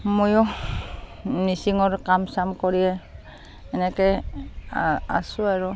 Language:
Assamese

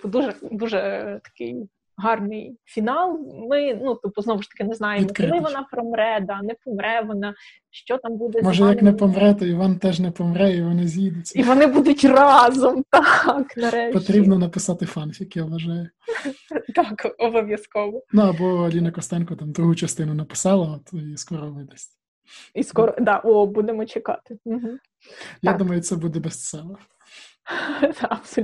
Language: Ukrainian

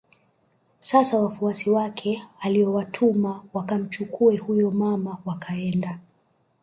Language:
Swahili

